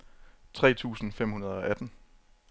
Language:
Danish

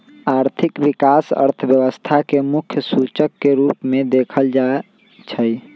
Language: Magahi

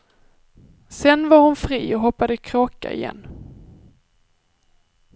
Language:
Swedish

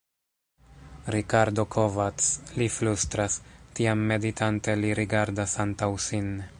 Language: Esperanto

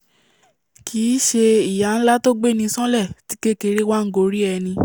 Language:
Yoruba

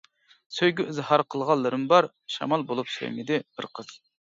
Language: Uyghur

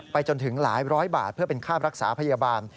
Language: Thai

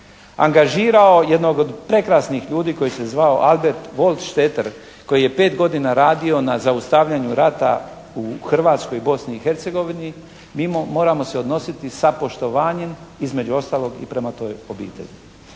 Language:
Croatian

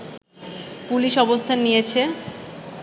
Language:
Bangla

